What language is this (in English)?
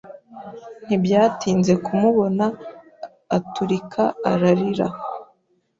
Kinyarwanda